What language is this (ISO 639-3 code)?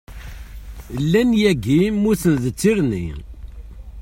kab